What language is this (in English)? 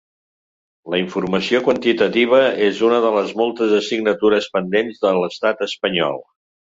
Catalan